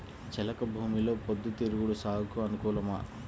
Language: Telugu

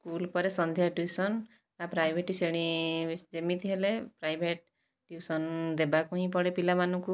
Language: Odia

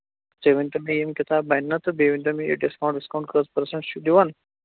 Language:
Kashmiri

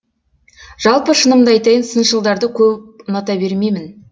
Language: Kazakh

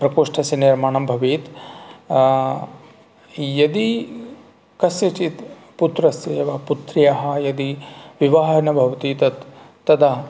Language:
Sanskrit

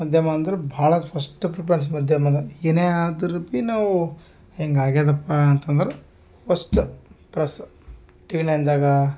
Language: Kannada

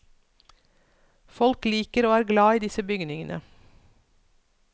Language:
Norwegian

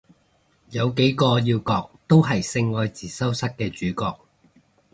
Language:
Cantonese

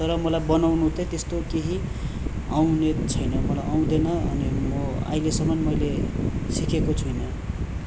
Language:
Nepali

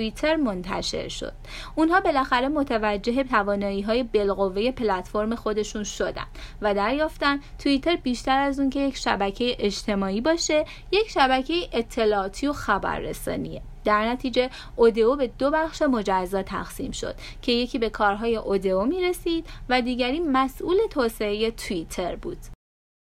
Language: Persian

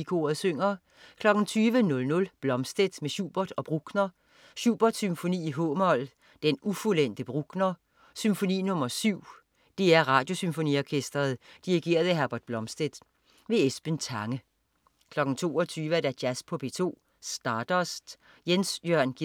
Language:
Danish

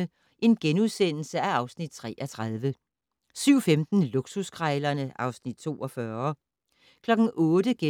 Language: Danish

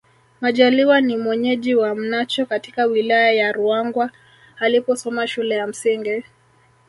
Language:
Swahili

